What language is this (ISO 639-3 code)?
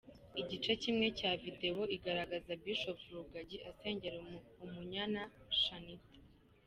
kin